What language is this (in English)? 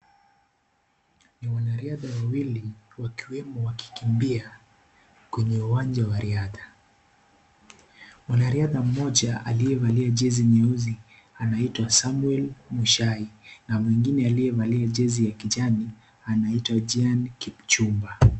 Swahili